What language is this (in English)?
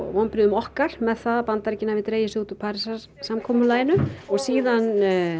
Icelandic